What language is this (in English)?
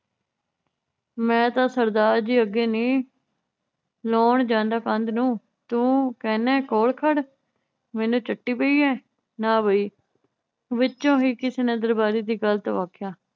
Punjabi